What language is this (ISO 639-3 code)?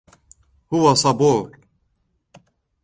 ara